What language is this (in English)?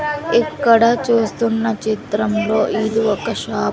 Telugu